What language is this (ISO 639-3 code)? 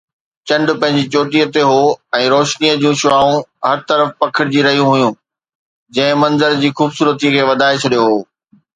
snd